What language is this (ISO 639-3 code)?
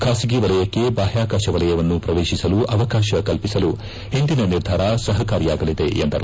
kan